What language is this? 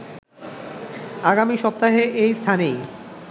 Bangla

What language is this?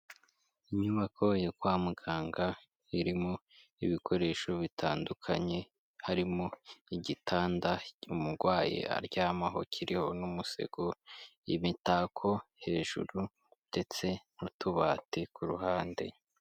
Kinyarwanda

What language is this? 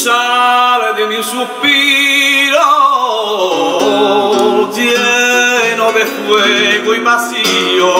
Greek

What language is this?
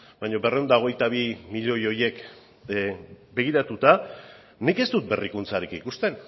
Basque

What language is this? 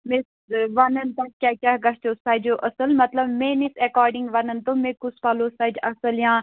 Kashmiri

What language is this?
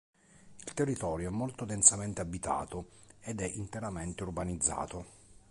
Italian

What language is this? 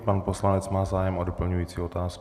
Czech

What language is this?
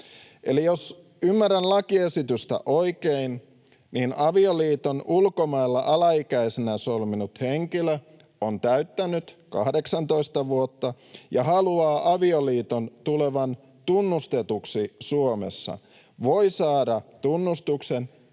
Finnish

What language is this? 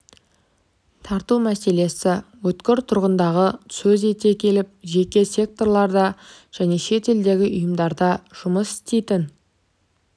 Kazakh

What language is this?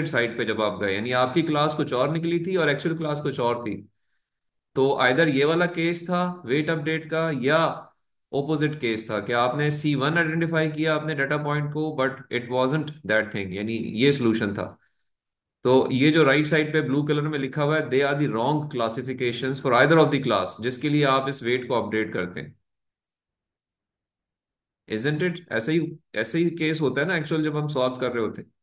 Hindi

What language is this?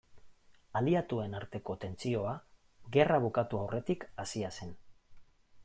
Basque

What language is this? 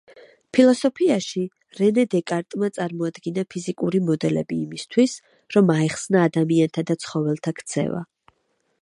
Georgian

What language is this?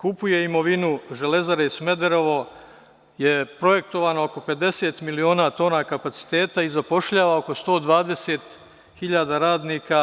Serbian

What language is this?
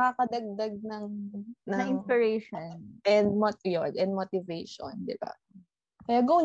Filipino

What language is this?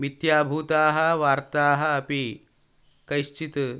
Sanskrit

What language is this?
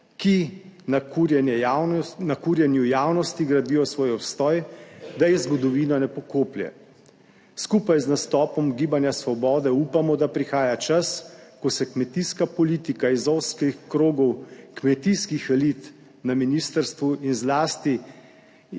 Slovenian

